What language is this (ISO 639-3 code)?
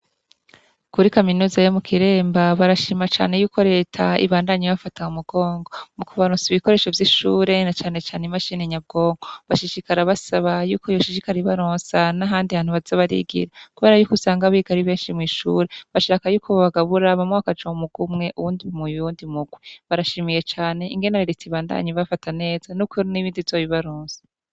run